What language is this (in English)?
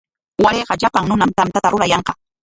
Corongo Ancash Quechua